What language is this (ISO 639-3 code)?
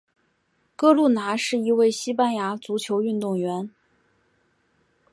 zho